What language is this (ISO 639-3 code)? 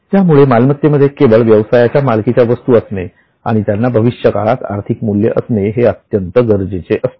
mar